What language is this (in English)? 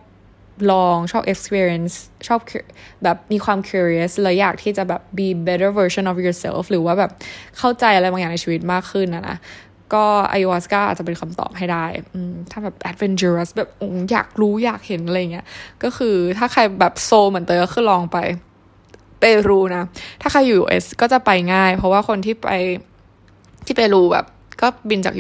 Thai